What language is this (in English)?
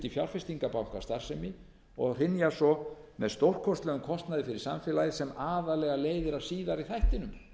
Icelandic